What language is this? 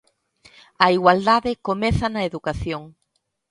Galician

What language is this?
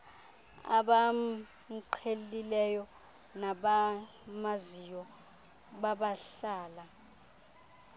Xhosa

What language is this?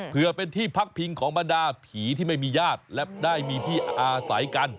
Thai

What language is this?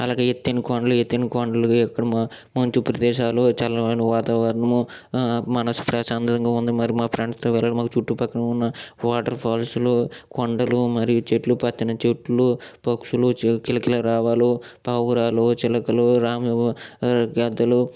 Telugu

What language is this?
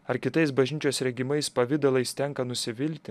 Lithuanian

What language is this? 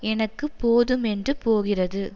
Tamil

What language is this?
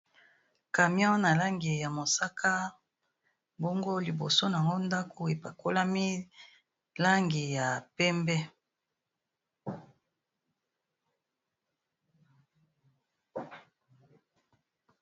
Lingala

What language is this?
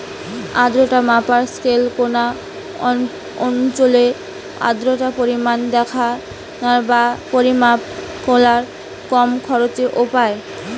Bangla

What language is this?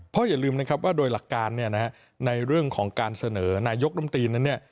Thai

